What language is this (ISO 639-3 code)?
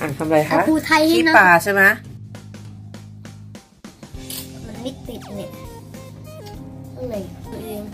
tha